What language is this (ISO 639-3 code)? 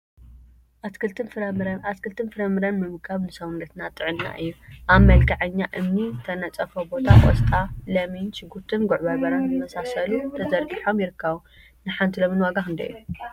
tir